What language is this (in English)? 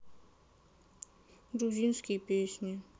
Russian